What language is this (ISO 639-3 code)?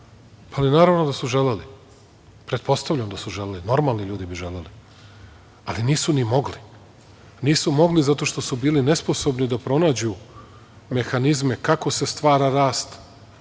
srp